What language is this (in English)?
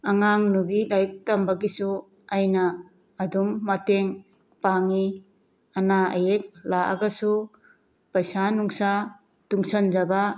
Manipuri